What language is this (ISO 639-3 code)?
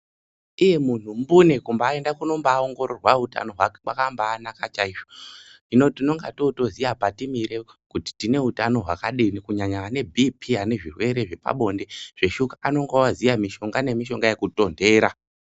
ndc